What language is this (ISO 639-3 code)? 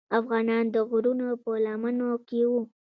pus